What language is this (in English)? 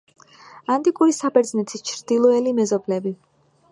Georgian